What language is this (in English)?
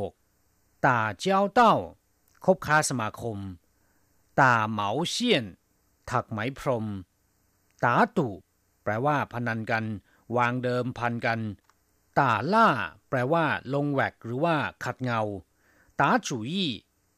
Thai